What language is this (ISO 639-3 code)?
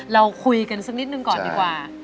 tha